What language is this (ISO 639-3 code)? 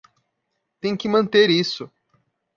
por